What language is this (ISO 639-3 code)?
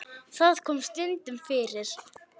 isl